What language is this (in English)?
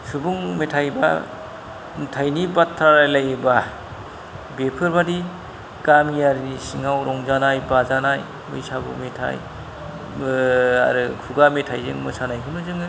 Bodo